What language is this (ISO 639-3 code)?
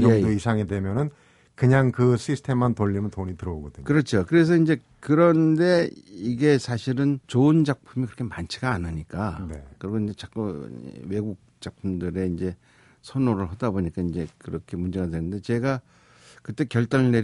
kor